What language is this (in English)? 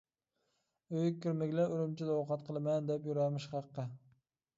Uyghur